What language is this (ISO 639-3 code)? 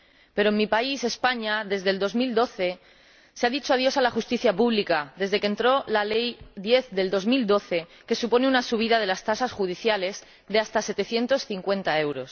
spa